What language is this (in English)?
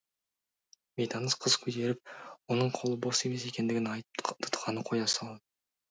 Kazakh